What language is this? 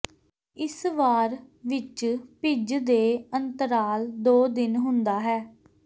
Punjabi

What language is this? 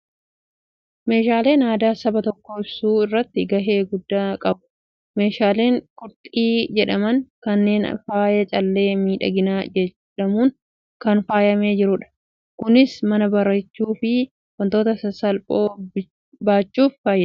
Oromo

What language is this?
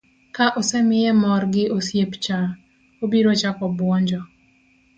Luo (Kenya and Tanzania)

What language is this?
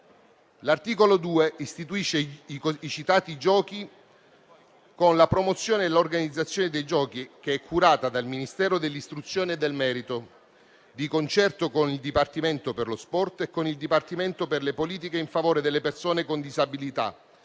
Italian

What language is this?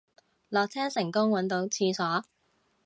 Cantonese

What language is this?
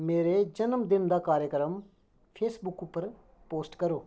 Dogri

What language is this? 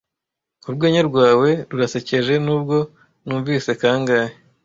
Kinyarwanda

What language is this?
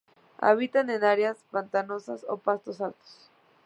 Spanish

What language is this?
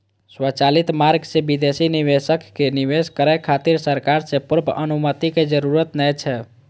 Maithili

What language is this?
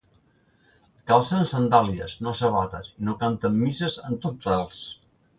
Catalan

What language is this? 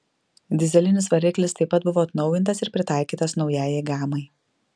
Lithuanian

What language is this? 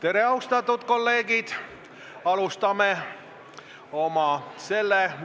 Estonian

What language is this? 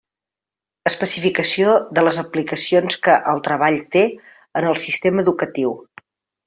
Catalan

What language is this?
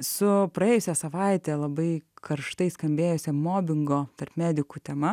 Lithuanian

